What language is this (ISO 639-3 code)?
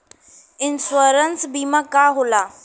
bho